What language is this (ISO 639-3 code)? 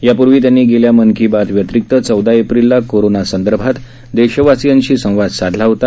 mar